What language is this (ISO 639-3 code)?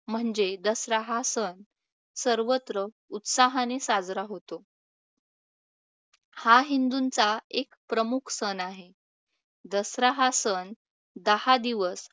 mar